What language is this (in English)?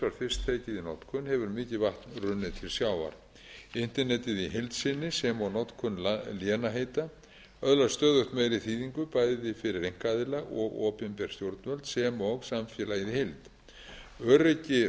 Icelandic